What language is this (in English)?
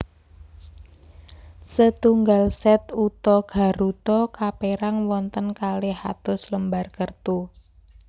Javanese